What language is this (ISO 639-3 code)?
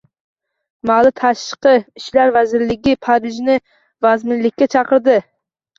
uzb